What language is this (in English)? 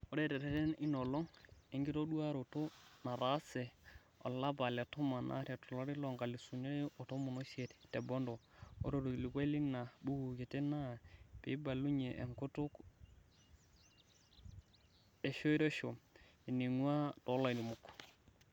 Masai